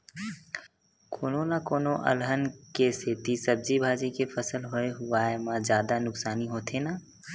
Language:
Chhattisgarhi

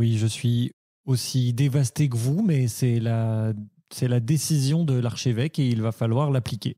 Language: French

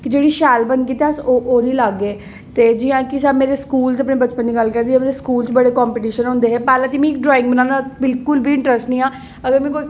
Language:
Dogri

